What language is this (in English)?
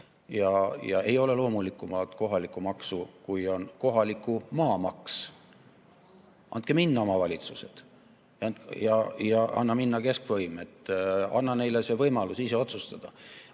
Estonian